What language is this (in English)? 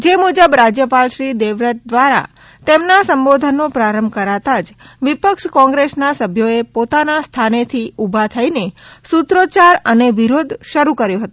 Gujarati